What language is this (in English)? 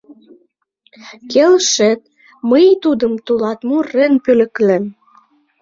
Mari